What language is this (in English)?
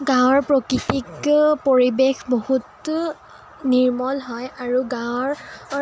Assamese